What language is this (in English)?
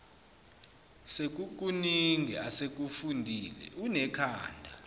Zulu